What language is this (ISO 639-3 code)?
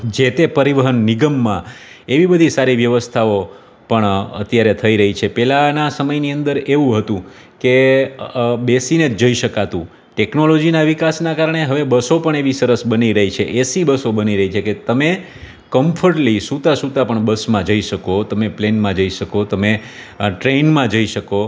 guj